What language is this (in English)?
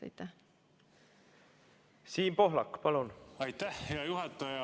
Estonian